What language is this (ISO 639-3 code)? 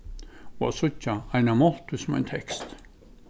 fao